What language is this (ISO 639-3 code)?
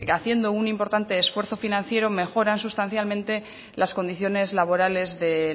spa